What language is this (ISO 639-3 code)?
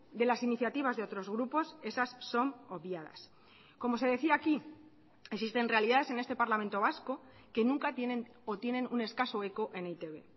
spa